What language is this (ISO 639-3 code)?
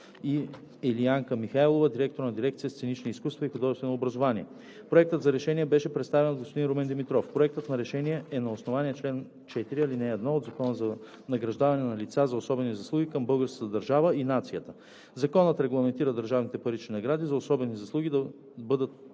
bul